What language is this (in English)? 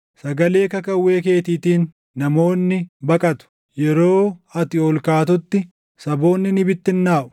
Oromo